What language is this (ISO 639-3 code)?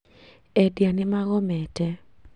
kik